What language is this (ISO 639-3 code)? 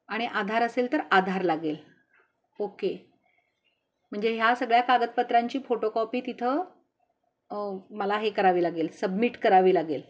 mar